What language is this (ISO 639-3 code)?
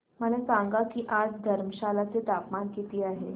mar